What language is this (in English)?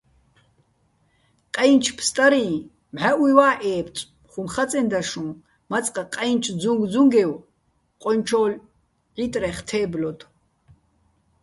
Bats